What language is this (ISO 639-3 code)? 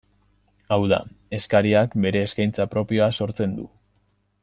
eus